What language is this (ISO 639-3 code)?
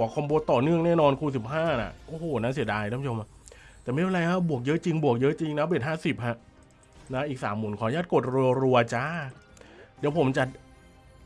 tha